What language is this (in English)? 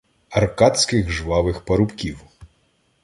Ukrainian